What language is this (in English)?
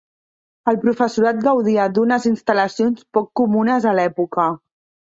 Catalan